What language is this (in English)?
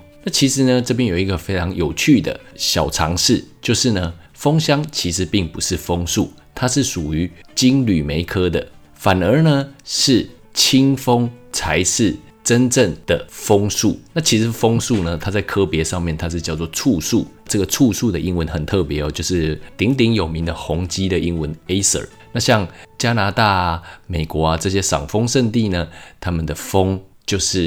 Chinese